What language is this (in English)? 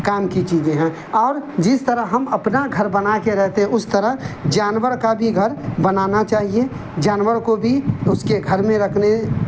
Urdu